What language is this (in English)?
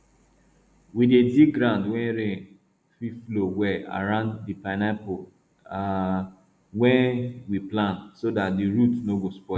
Nigerian Pidgin